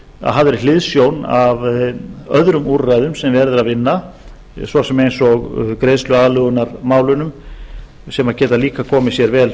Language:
Icelandic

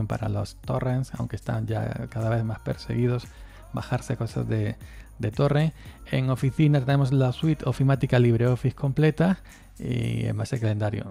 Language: Spanish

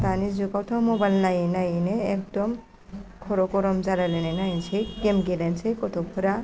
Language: Bodo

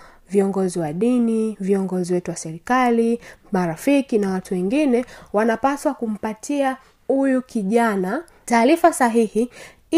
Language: Swahili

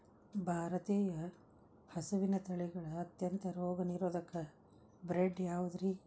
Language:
Kannada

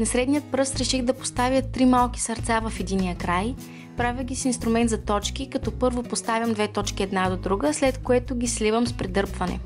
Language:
Bulgarian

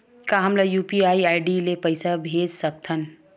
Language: Chhattisgarhi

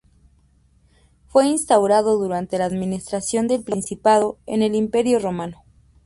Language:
Spanish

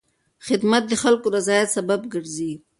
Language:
Pashto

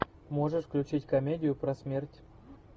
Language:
Russian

